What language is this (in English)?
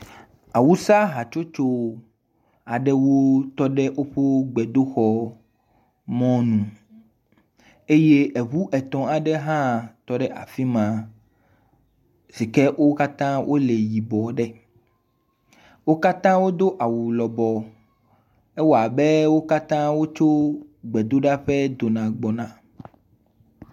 Ewe